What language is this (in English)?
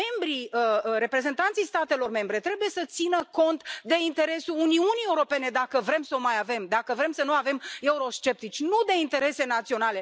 Romanian